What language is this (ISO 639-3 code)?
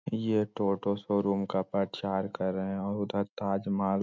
mag